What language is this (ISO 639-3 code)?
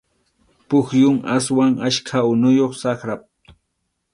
qxu